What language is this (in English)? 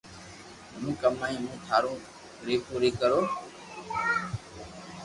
Loarki